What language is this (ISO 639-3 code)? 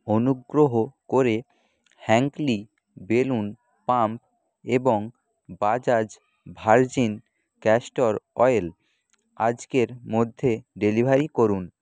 ben